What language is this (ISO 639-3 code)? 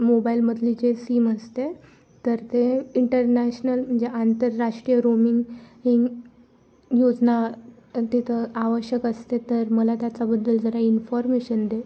mar